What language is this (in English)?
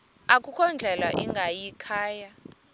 Xhosa